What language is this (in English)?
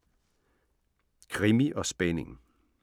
Danish